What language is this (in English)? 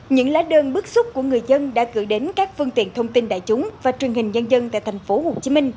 Vietnamese